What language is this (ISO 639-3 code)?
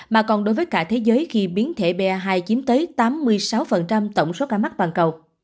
vie